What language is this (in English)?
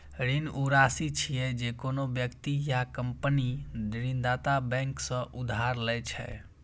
Maithili